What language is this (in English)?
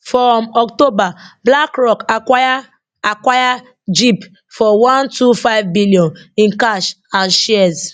Nigerian Pidgin